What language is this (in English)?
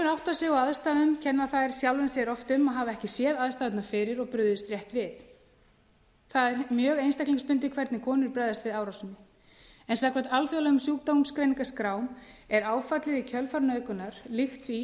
Icelandic